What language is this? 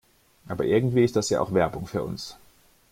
German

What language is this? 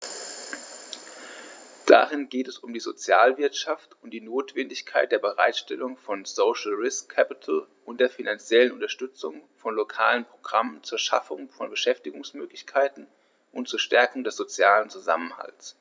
German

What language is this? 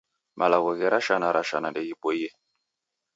Taita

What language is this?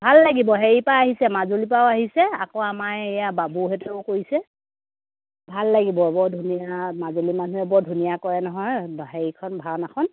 Assamese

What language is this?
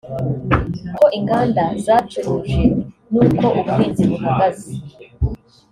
Kinyarwanda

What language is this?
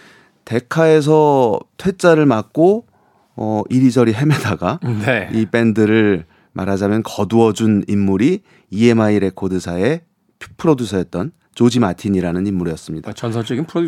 Korean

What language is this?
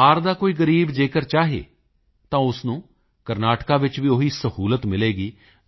Punjabi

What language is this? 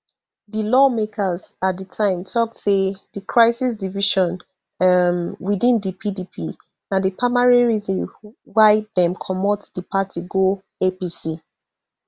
Nigerian Pidgin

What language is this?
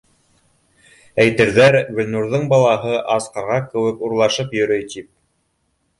Bashkir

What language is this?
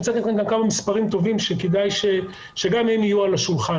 Hebrew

